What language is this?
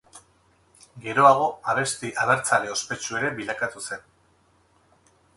Basque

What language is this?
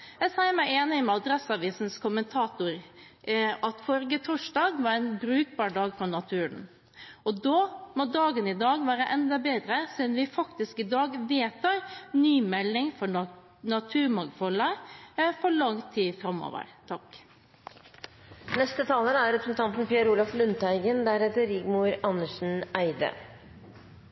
Norwegian Bokmål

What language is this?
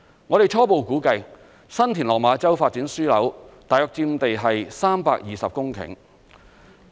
Cantonese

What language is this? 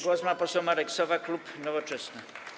Polish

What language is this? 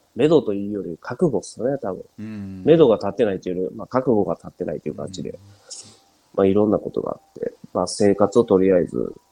Japanese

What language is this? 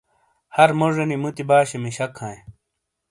Shina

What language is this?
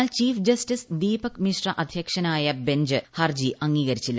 Malayalam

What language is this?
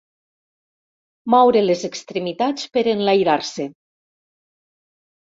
Catalan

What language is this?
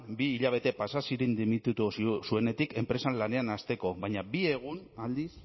Basque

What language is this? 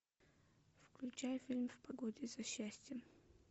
Russian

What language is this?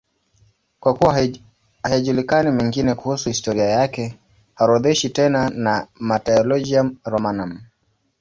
Swahili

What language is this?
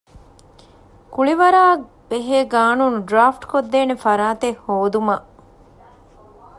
Divehi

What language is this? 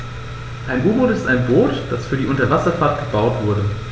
German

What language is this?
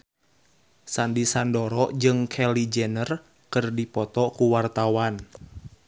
Sundanese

